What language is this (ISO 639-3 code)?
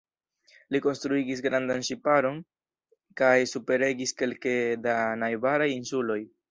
epo